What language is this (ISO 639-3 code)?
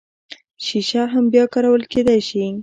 pus